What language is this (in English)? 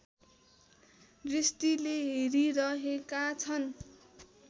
Nepali